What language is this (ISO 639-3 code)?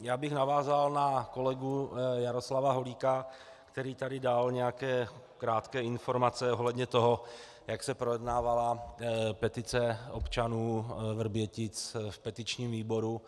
ces